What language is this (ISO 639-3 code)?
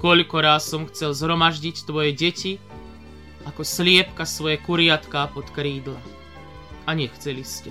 slk